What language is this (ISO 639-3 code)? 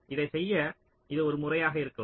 tam